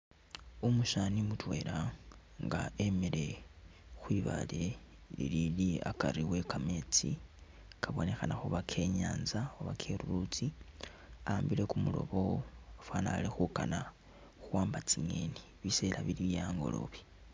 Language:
Masaaba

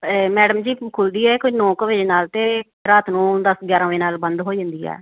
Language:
Punjabi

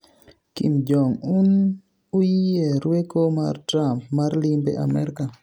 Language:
Luo (Kenya and Tanzania)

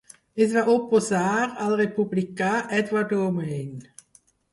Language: Catalan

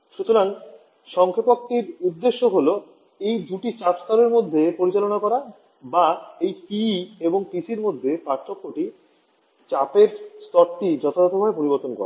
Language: Bangla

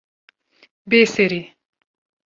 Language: Kurdish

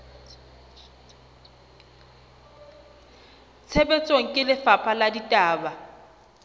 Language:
Southern Sotho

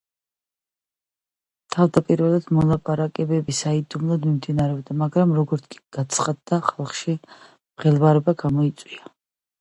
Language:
Georgian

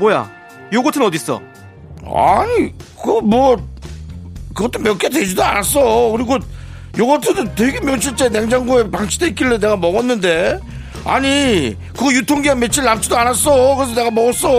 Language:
Korean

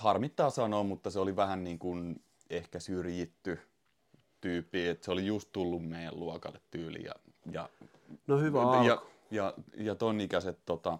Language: Finnish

